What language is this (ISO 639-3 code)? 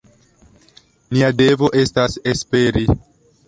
epo